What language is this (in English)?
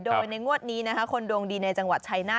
Thai